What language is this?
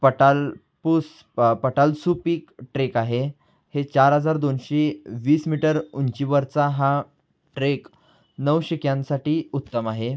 Marathi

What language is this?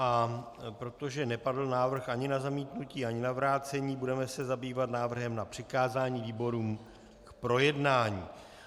Czech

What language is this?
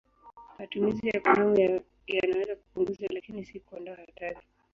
Swahili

